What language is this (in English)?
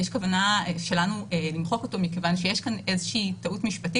Hebrew